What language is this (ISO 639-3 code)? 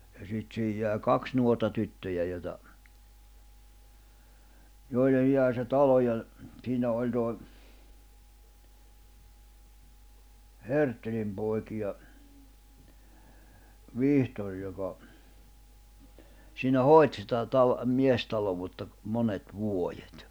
fin